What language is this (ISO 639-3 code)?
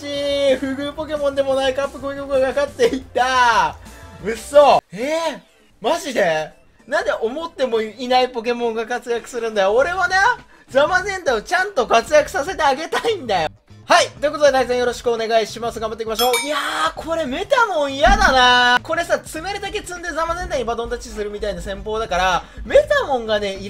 jpn